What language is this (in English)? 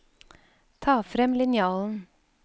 Norwegian